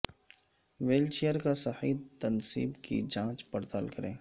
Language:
Urdu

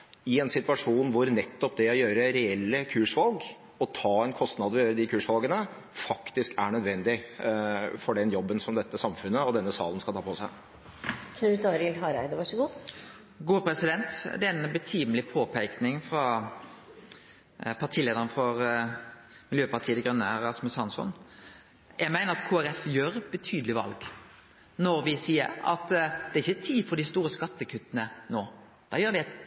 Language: Norwegian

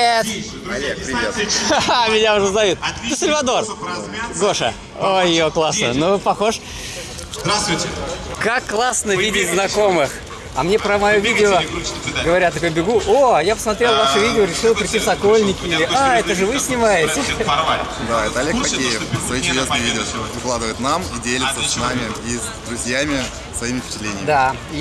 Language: Russian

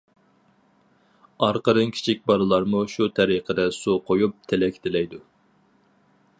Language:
Uyghur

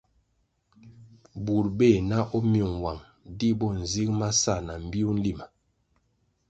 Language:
Kwasio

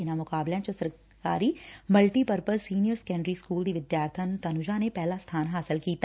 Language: Punjabi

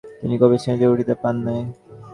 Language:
Bangla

